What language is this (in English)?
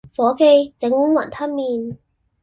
Cantonese